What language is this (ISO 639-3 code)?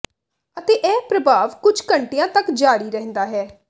pan